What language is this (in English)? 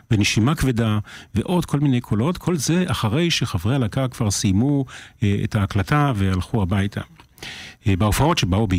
Hebrew